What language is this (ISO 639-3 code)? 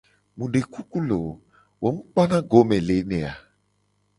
gej